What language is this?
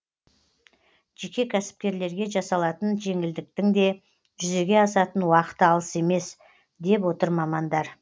Kazakh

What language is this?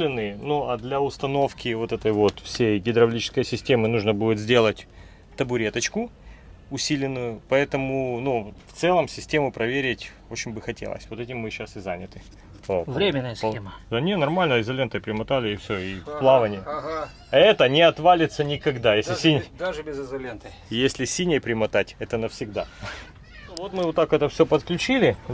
Russian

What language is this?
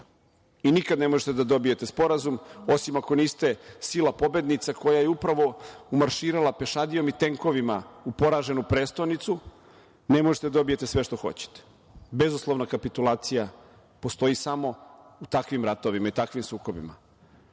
Serbian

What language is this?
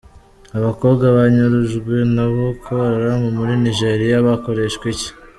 Kinyarwanda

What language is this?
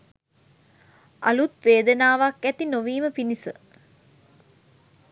Sinhala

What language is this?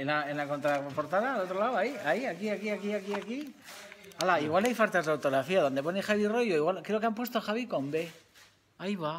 Spanish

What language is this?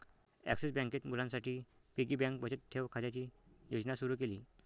Marathi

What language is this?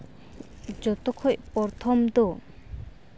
Santali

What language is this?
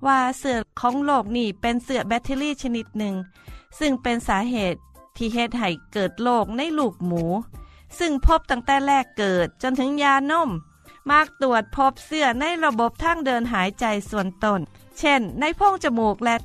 Thai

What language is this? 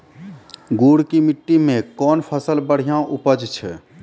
Maithili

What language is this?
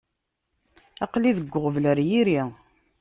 Kabyle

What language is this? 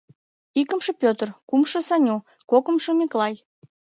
Mari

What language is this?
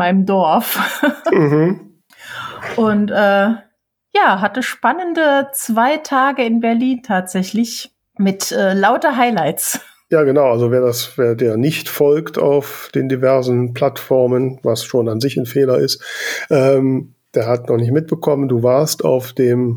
German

